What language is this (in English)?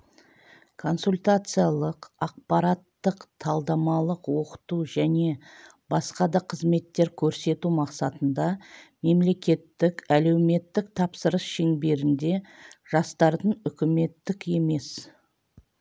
Kazakh